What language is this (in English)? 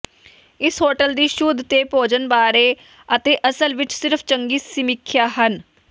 Punjabi